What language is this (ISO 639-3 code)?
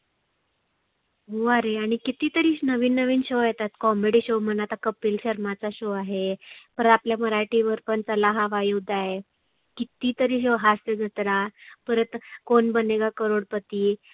mar